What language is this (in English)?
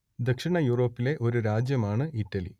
Malayalam